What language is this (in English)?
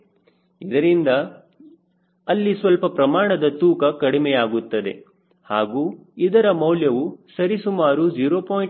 Kannada